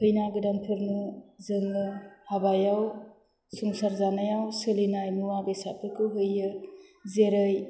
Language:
Bodo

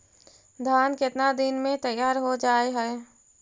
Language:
Magahi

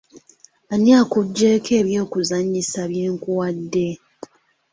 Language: Ganda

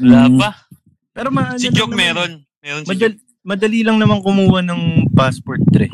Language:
Filipino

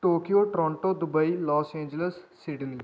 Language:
Punjabi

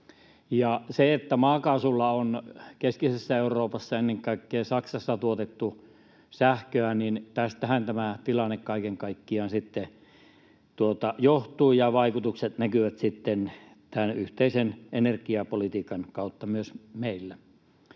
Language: Finnish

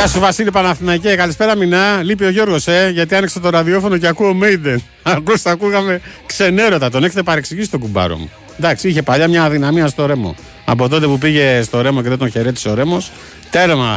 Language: Greek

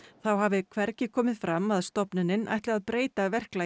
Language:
Icelandic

